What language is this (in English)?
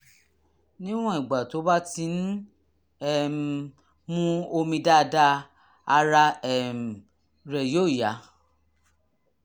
Yoruba